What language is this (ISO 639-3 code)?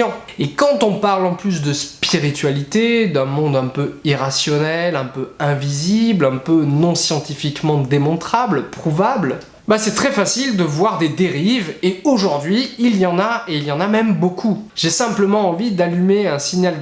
fra